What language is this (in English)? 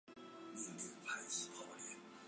Chinese